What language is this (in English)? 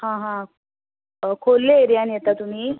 Konkani